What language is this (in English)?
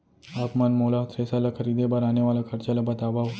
Chhattisgarhi